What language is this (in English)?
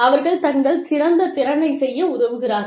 Tamil